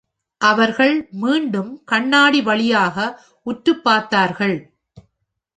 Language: Tamil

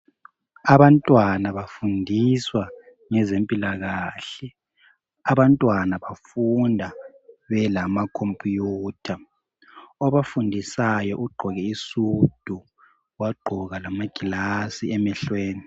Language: North Ndebele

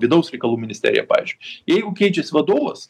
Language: Lithuanian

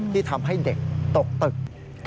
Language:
Thai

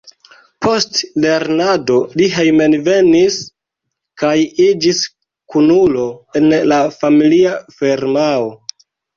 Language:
Esperanto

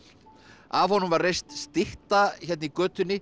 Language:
Icelandic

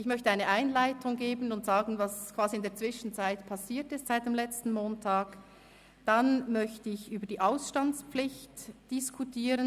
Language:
Swiss German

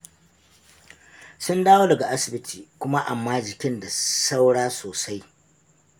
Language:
Hausa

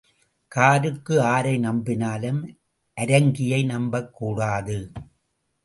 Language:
Tamil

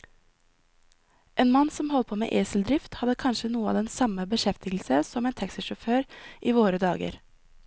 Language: Norwegian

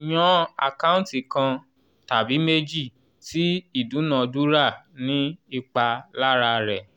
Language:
Yoruba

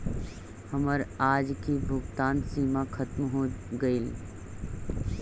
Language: Magahi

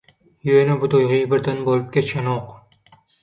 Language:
Turkmen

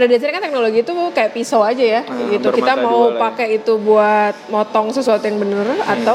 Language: Indonesian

